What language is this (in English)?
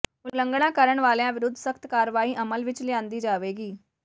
Punjabi